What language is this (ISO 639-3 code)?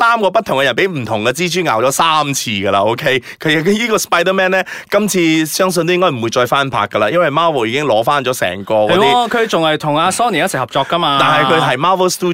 zho